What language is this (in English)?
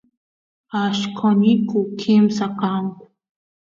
Santiago del Estero Quichua